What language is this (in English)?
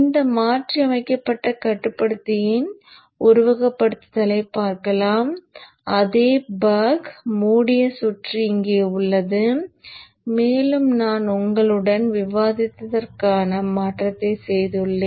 Tamil